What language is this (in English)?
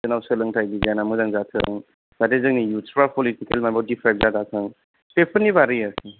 Bodo